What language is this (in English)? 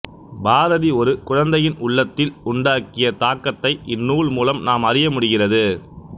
Tamil